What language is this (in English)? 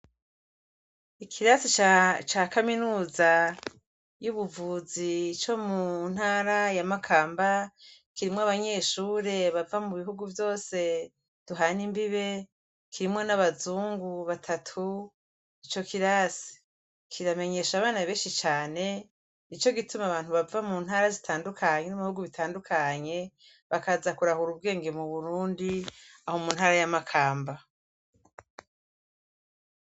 Rundi